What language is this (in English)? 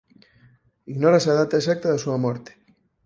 Galician